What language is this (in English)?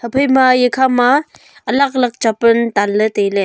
Wancho Naga